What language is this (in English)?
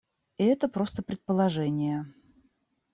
Russian